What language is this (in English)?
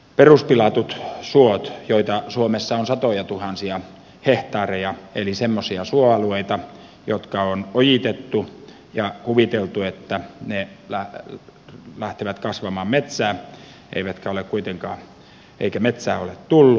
Finnish